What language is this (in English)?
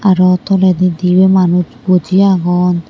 Chakma